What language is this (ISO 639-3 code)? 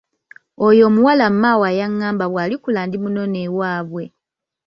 lug